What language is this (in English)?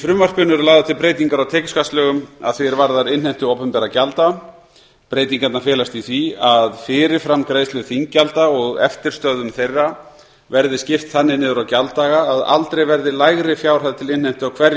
Icelandic